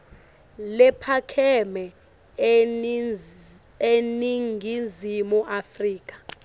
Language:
Swati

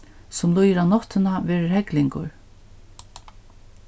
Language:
Faroese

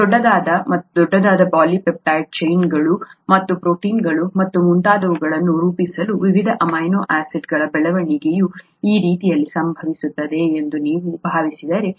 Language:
Kannada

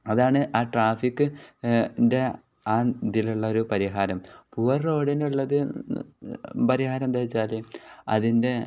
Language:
Malayalam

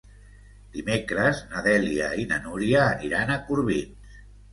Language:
Catalan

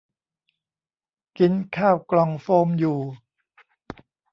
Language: Thai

